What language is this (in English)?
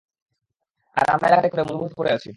Bangla